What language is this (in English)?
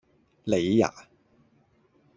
Cantonese